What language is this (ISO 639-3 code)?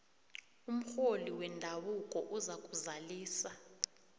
nbl